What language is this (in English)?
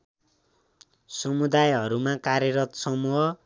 Nepali